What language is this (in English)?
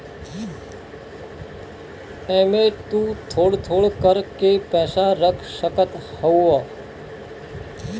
Bhojpuri